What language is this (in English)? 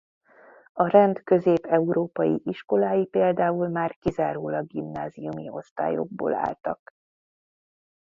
Hungarian